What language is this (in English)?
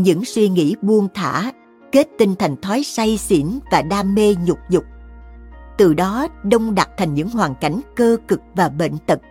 Vietnamese